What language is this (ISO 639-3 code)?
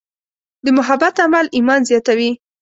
pus